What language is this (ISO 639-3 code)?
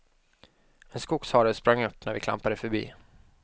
swe